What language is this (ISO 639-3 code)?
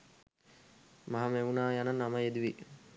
sin